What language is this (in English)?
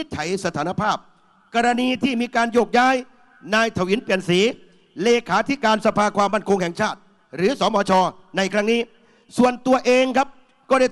Thai